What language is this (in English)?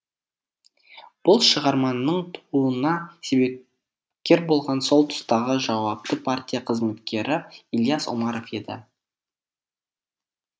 Kazakh